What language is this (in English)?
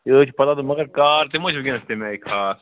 Kashmiri